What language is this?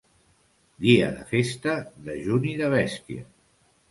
Catalan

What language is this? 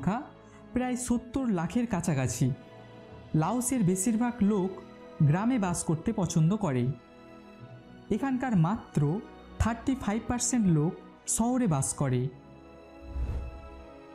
Hindi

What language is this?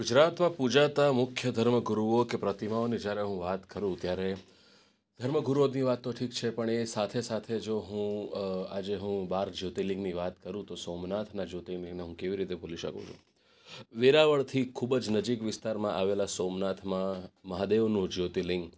Gujarati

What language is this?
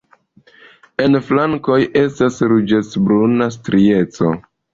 Esperanto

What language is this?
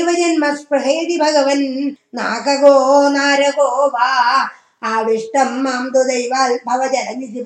Tamil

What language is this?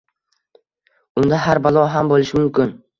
Uzbek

